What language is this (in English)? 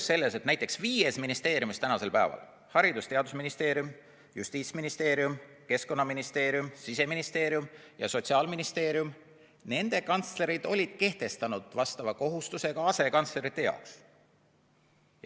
Estonian